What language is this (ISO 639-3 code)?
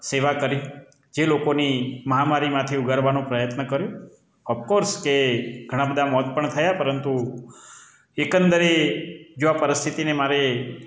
guj